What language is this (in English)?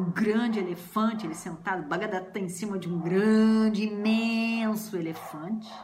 Portuguese